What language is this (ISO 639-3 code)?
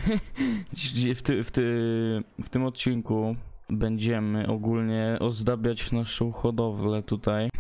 pol